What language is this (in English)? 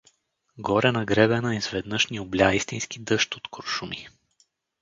Bulgarian